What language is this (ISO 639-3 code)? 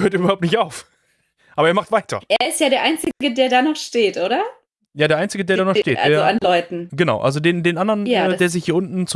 deu